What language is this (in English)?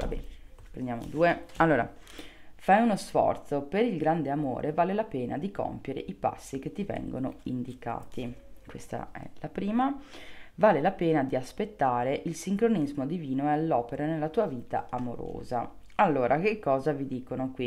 Italian